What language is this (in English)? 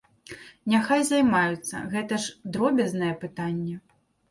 Belarusian